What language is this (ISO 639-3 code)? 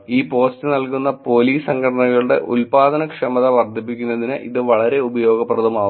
mal